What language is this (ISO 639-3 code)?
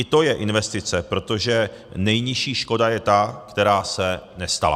ces